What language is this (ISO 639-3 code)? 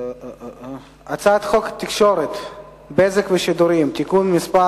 heb